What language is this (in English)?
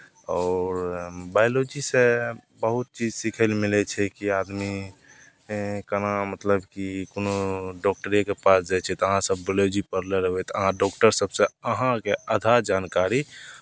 Maithili